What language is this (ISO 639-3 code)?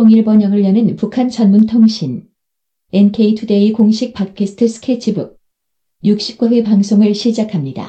kor